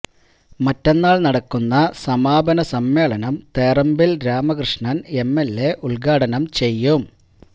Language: Malayalam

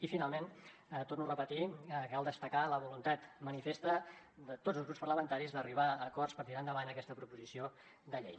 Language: Catalan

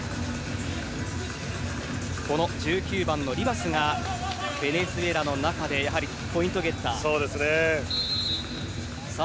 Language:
Japanese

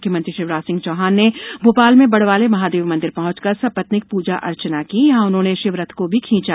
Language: Hindi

